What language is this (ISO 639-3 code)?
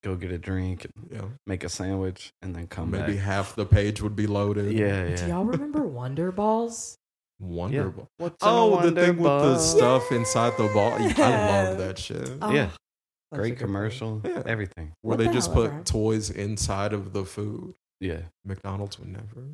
eng